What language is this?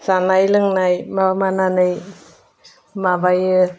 Bodo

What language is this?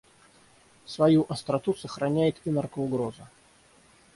Russian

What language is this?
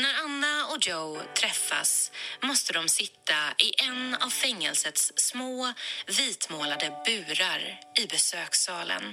Swedish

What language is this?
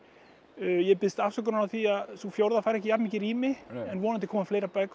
Icelandic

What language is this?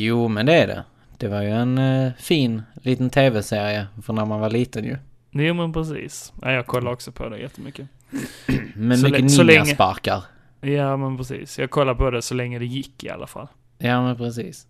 Swedish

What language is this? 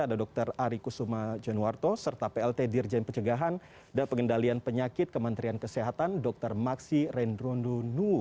Indonesian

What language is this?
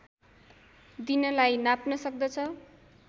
Nepali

